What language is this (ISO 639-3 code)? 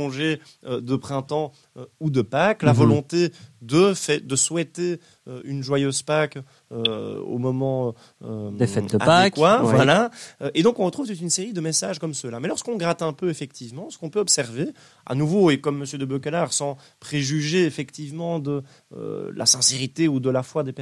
fra